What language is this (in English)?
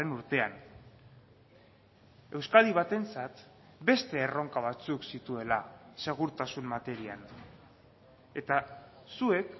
Basque